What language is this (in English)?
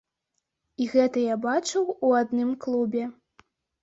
Belarusian